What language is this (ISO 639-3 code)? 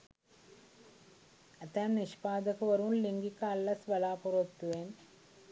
sin